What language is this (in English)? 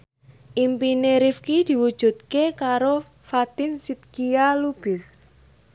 Javanese